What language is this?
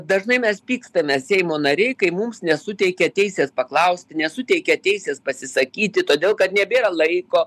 Lithuanian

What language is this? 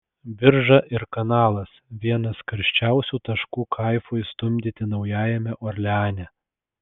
Lithuanian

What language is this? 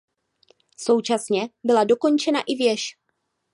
Czech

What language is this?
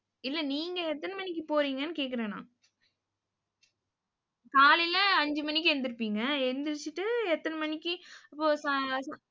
Tamil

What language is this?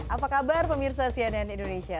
Indonesian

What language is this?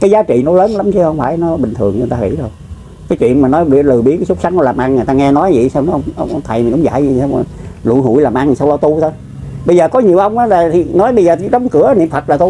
Vietnamese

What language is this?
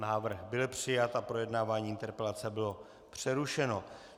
Czech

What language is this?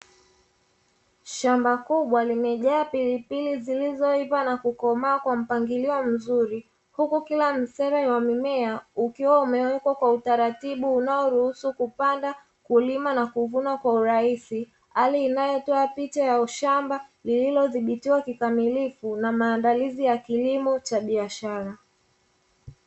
Swahili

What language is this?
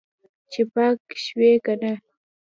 Pashto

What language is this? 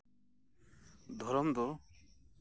Santali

